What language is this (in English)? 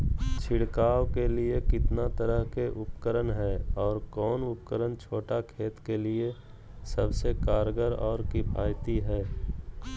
Magahi